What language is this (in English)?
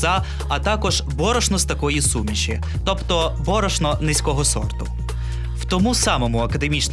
Ukrainian